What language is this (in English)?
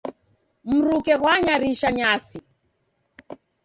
Taita